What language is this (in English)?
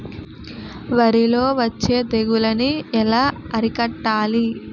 Telugu